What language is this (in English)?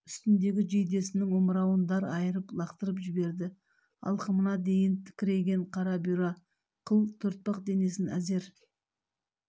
Kazakh